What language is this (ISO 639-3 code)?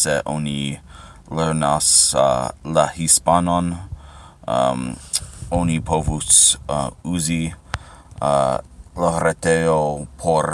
eng